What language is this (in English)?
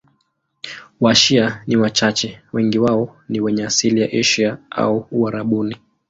Swahili